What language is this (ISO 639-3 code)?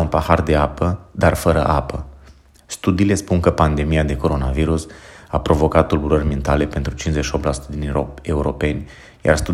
ron